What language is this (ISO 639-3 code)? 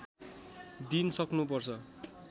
nep